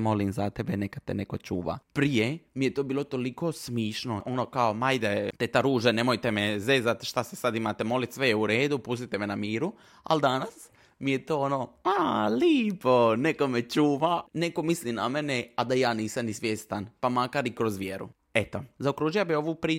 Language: Croatian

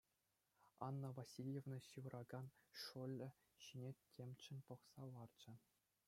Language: Chuvash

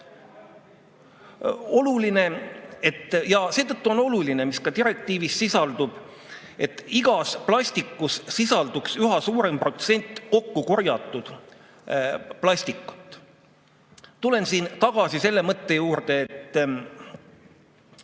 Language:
Estonian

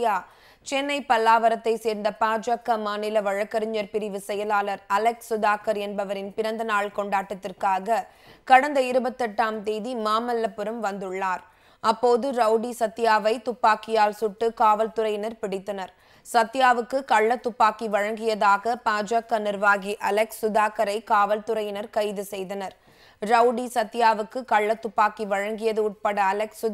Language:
Korean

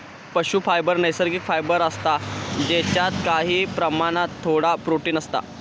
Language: Marathi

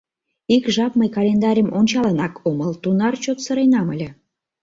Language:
Mari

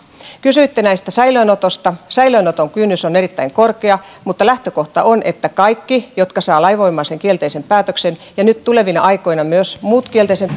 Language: Finnish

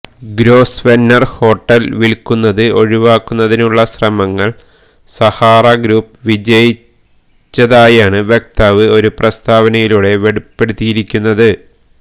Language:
Malayalam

